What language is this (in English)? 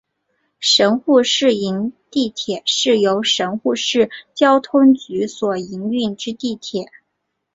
Chinese